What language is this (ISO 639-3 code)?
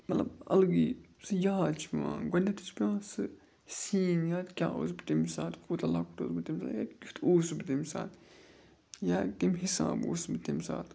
kas